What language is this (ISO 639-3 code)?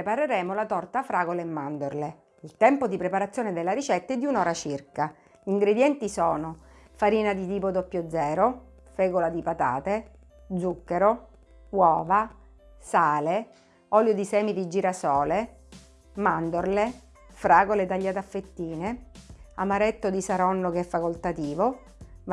ita